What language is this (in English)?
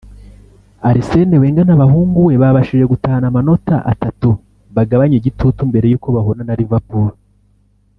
Kinyarwanda